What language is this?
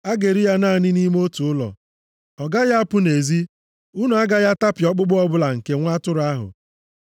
Igbo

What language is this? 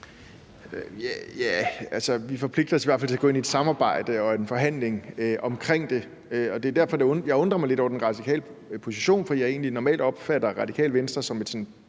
Danish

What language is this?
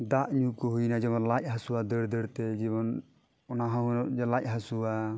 Santali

